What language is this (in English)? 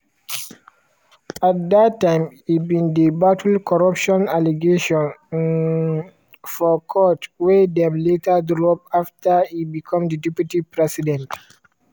Nigerian Pidgin